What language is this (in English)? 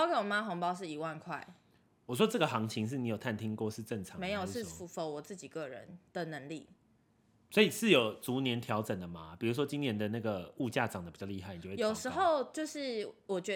Chinese